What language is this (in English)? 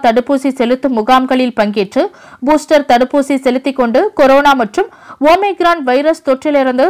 Hindi